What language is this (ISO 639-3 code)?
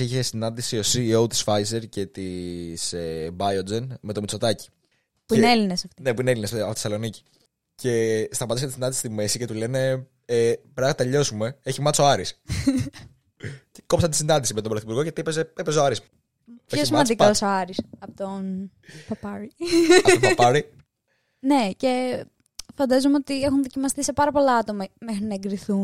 ell